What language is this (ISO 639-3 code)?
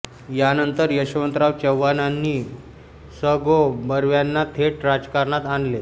mar